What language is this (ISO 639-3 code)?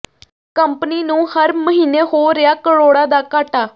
pan